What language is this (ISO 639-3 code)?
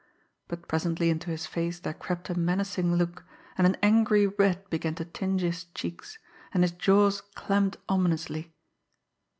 eng